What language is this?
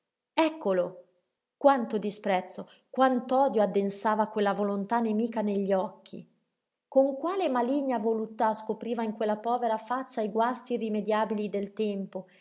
Italian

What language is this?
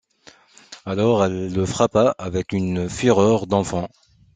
French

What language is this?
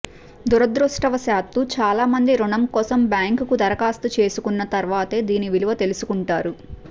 Telugu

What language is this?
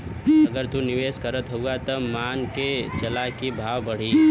Bhojpuri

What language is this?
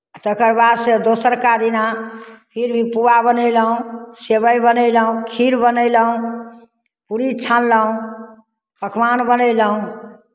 Maithili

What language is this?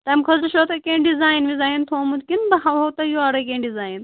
Kashmiri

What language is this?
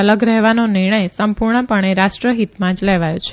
Gujarati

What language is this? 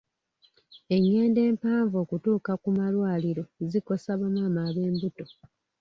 Ganda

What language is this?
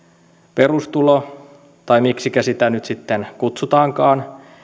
Finnish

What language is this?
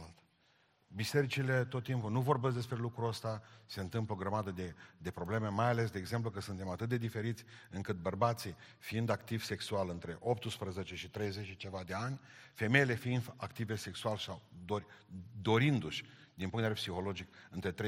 Romanian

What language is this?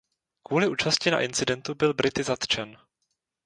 Czech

